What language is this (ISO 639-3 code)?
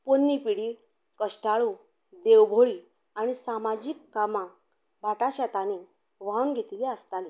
kok